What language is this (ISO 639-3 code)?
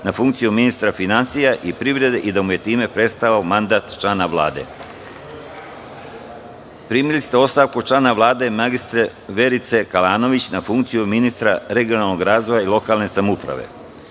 srp